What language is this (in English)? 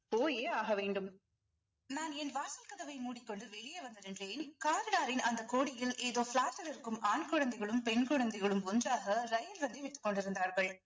Tamil